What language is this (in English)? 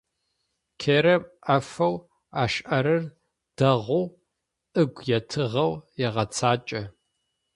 Adyghe